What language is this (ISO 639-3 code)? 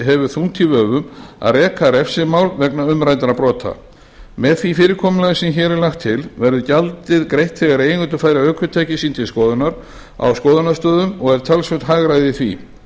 isl